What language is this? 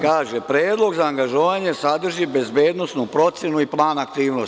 Serbian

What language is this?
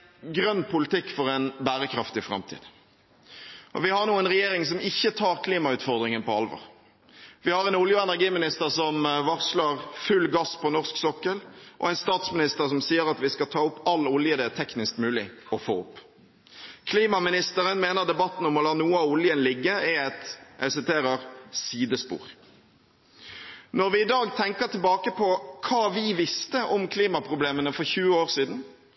Norwegian Bokmål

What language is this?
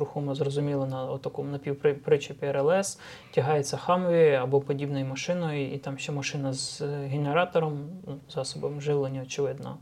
Ukrainian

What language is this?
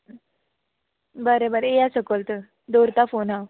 Konkani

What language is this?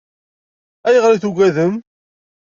Kabyle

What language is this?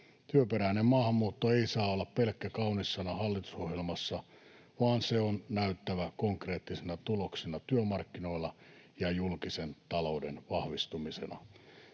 Finnish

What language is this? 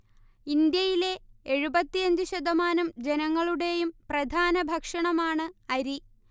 Malayalam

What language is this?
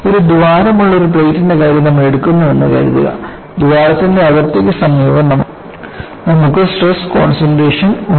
Malayalam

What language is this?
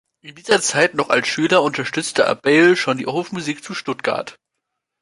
German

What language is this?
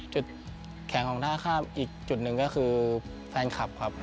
Thai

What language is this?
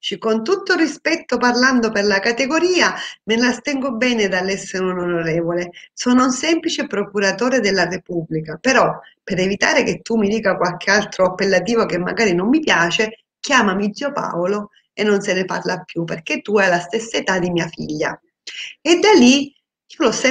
Italian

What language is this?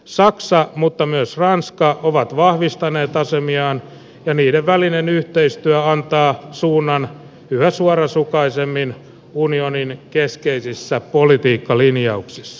Finnish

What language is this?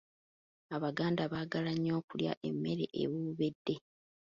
Ganda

